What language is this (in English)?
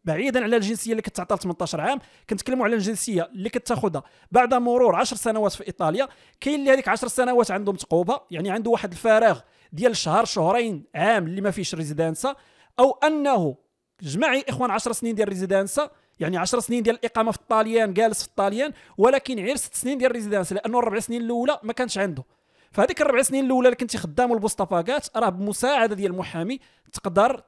Arabic